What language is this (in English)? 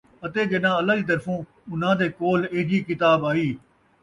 Saraiki